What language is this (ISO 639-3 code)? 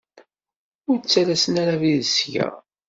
kab